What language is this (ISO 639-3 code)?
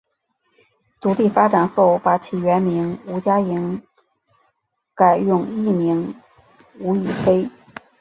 zho